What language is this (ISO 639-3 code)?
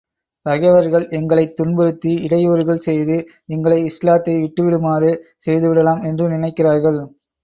tam